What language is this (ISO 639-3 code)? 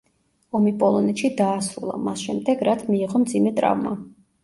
kat